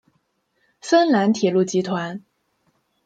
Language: Chinese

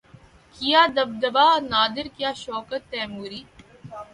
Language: Urdu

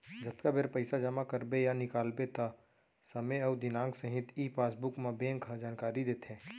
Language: Chhattisgarhi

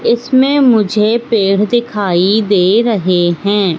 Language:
Hindi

